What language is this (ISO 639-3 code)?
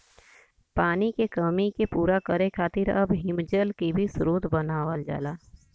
bho